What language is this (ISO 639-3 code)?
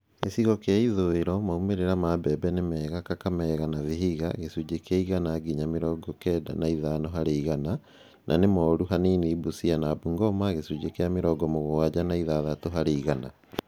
kik